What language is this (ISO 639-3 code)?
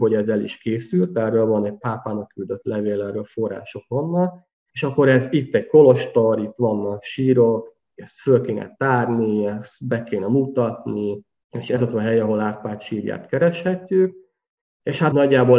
hun